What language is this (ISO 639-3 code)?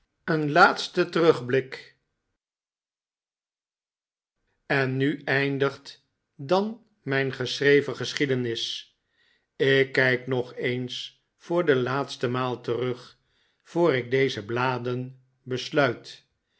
nld